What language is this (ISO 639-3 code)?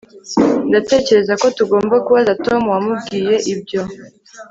kin